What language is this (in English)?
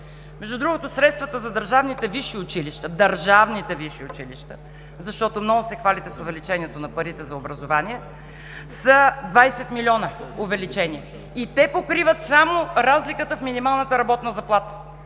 Bulgarian